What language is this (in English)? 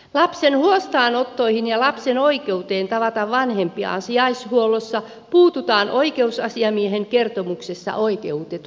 Finnish